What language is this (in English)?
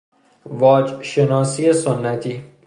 Persian